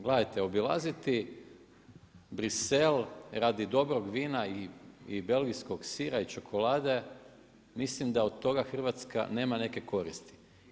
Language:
Croatian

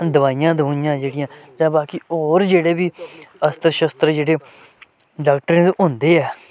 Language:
Dogri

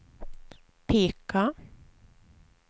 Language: Swedish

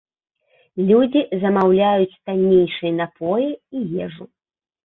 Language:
Belarusian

